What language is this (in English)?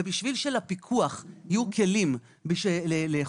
Hebrew